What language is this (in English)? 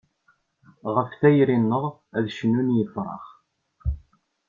Kabyle